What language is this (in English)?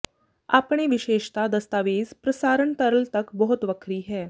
Punjabi